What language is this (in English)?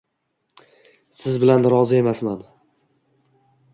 Uzbek